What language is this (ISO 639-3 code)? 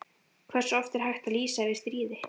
isl